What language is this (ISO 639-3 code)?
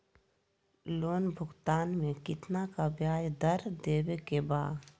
mag